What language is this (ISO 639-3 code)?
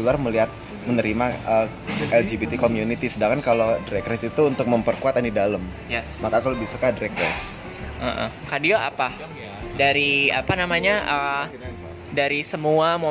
ind